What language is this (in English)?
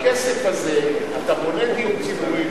Hebrew